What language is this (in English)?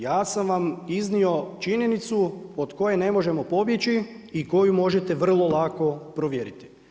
Croatian